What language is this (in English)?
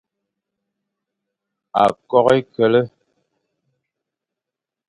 Fang